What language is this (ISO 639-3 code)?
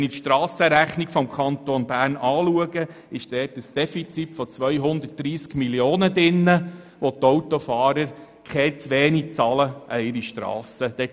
gsw